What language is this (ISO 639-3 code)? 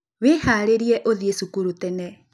kik